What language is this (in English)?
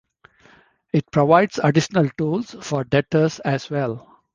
English